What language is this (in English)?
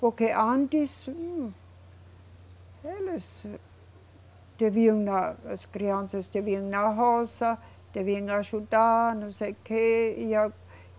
Portuguese